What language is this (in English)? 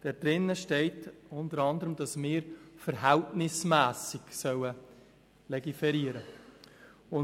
Swiss German